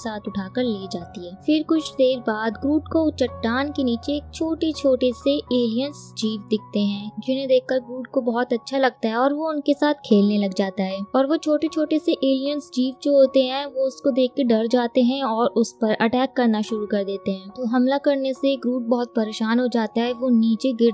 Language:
Hindi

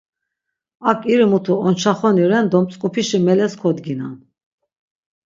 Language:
Laz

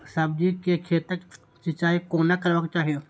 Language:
Maithili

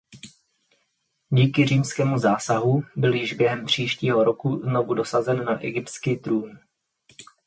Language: Czech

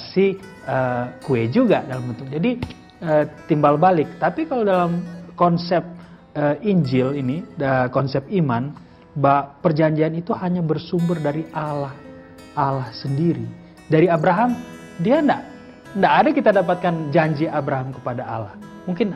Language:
Indonesian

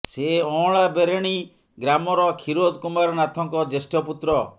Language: Odia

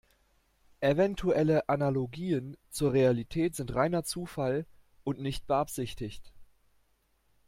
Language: German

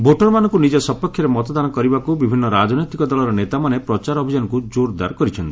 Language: Odia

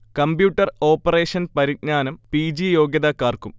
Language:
Malayalam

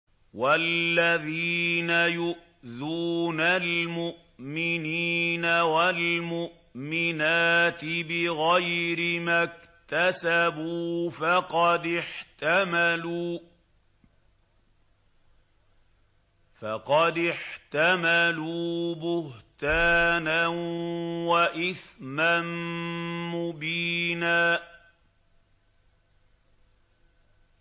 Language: Arabic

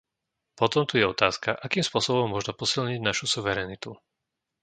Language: Slovak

